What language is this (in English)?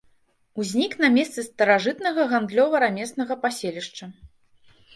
Belarusian